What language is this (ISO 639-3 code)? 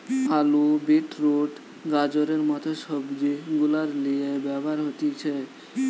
ben